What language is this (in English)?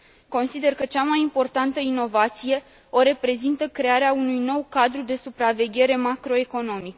Romanian